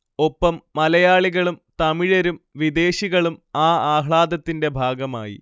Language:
Malayalam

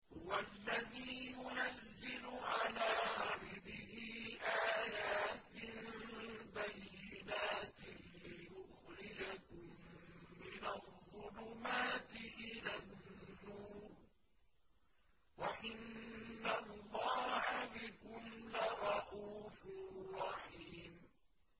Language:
Arabic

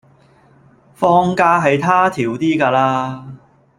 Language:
Cantonese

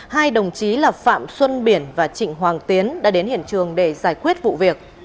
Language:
Vietnamese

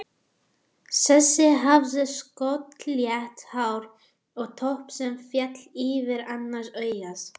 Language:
Icelandic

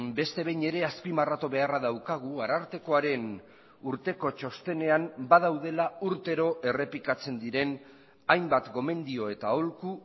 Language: Basque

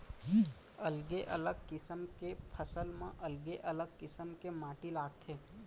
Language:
Chhattisgarhi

